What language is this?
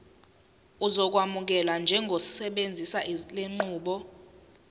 Zulu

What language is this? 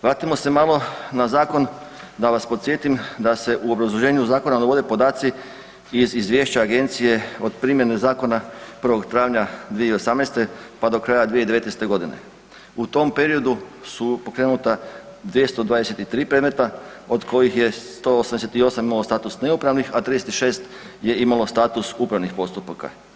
Croatian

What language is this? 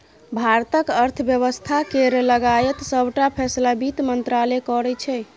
Maithili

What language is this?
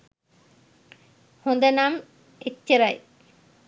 Sinhala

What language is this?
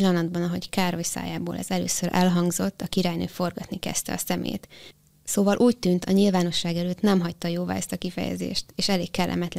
Hungarian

